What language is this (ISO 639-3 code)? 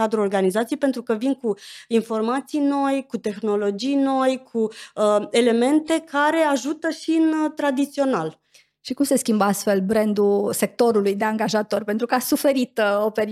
ron